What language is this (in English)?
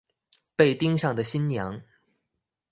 Chinese